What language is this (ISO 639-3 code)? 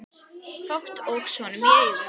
isl